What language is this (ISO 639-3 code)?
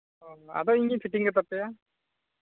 sat